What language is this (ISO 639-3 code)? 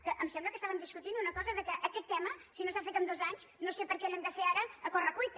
cat